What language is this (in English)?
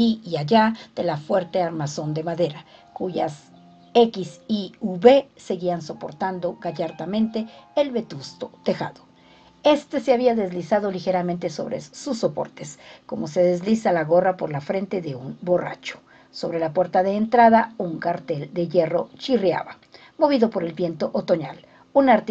Spanish